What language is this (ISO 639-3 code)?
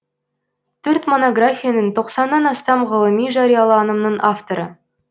kaz